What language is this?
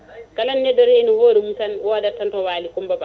Fula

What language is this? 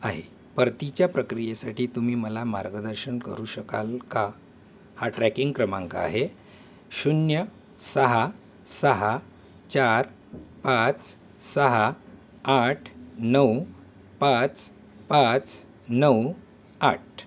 Marathi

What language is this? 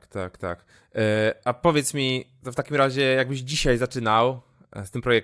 Polish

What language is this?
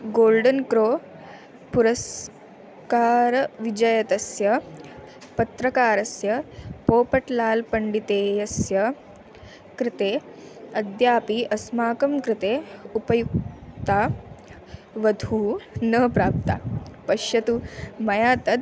Sanskrit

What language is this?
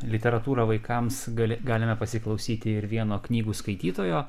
Lithuanian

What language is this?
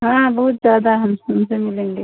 Hindi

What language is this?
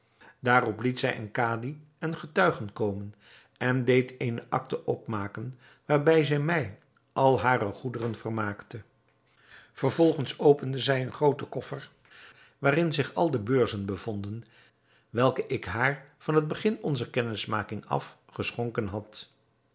Dutch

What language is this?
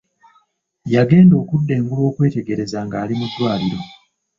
Ganda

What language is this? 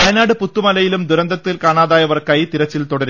Malayalam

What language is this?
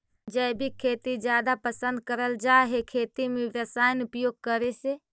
Magahi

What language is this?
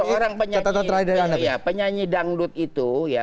Indonesian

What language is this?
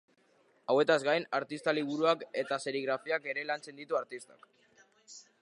Basque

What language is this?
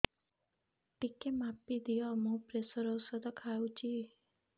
Odia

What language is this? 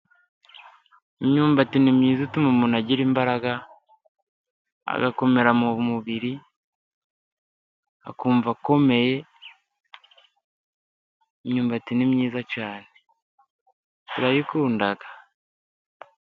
Kinyarwanda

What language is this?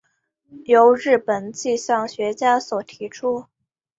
Chinese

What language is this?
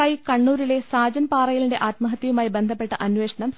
Malayalam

